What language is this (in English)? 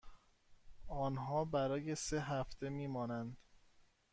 Persian